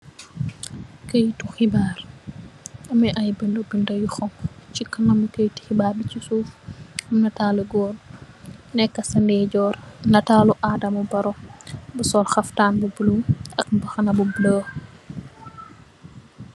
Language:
Wolof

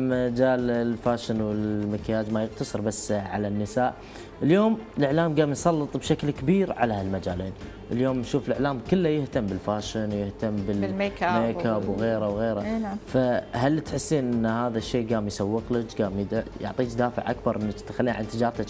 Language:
Arabic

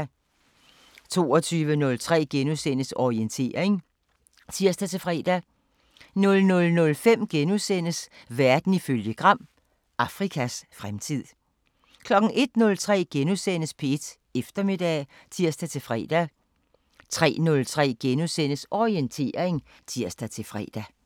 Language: Danish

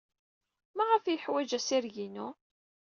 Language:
Kabyle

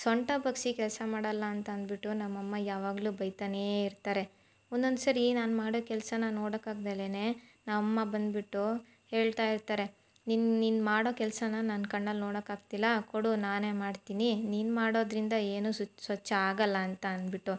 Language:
Kannada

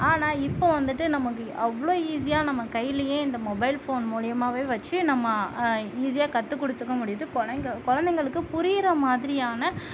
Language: Tamil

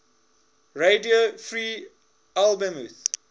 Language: English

